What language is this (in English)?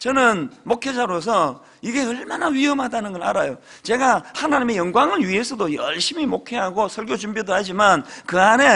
Korean